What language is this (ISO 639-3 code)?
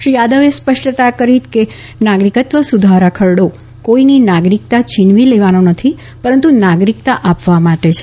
guj